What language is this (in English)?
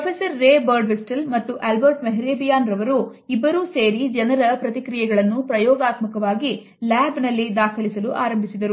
Kannada